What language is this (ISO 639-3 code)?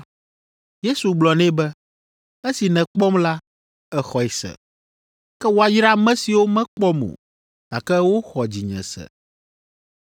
ewe